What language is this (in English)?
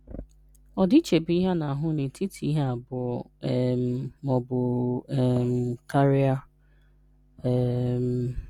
Igbo